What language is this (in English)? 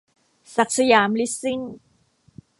Thai